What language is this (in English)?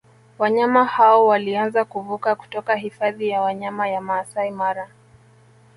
Swahili